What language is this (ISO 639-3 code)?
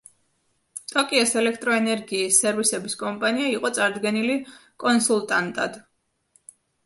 kat